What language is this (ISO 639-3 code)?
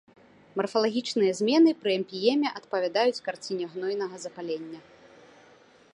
bel